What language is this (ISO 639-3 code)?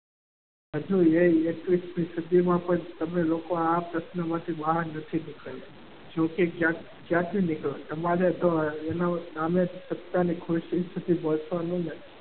guj